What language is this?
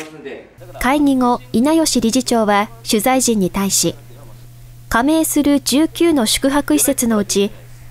Japanese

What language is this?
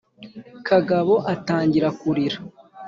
Kinyarwanda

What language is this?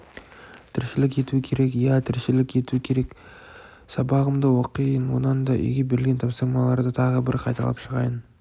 Kazakh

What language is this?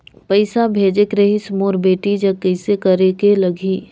Chhattisgarhi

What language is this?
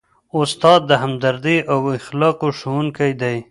Pashto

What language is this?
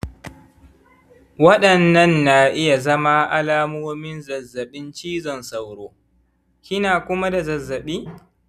Hausa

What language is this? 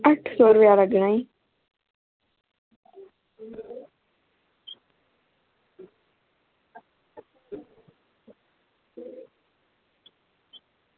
Dogri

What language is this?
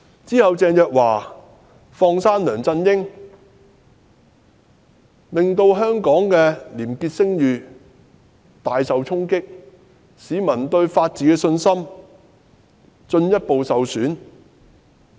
Cantonese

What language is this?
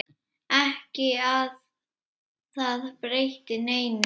Icelandic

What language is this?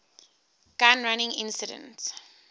English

